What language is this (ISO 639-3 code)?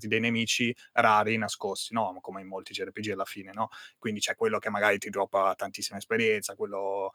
ita